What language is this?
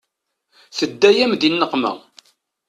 Kabyle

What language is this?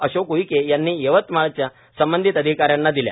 Marathi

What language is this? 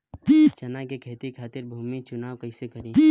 Bhojpuri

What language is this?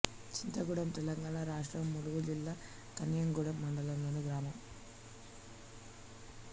Telugu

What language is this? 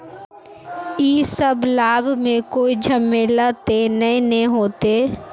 Magahi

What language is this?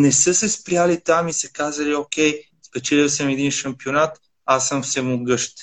Bulgarian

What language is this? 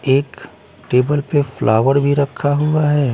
Hindi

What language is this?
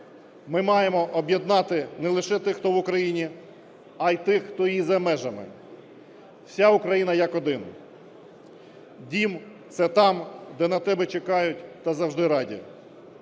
Ukrainian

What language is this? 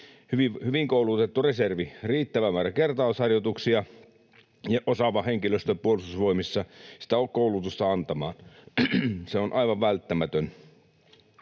Finnish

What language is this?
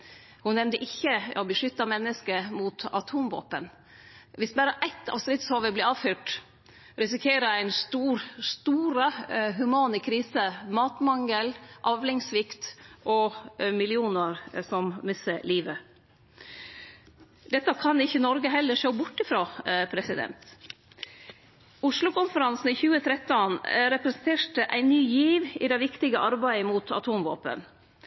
Norwegian Nynorsk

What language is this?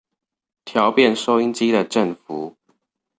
Chinese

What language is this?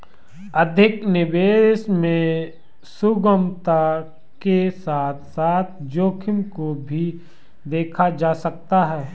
Hindi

